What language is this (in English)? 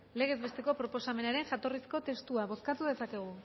Basque